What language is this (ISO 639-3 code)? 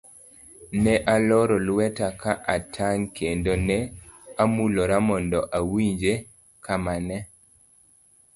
luo